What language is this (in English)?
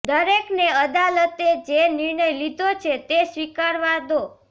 Gujarati